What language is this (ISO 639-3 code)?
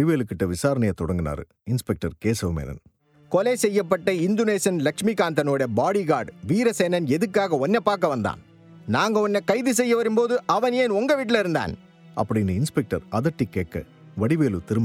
tam